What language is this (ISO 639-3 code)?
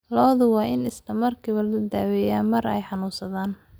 som